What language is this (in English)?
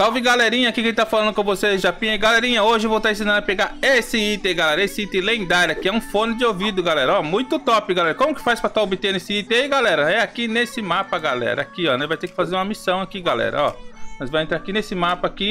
Portuguese